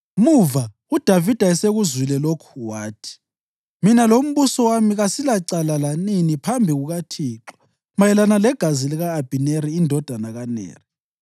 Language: North Ndebele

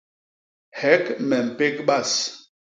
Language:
Basaa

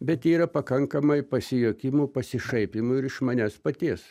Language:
Lithuanian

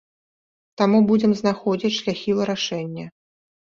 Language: Belarusian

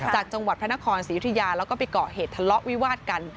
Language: Thai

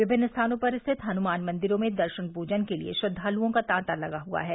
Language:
Hindi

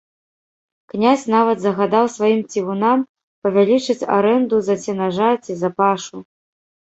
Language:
Belarusian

